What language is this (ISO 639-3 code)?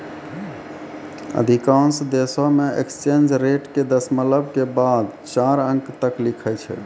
mai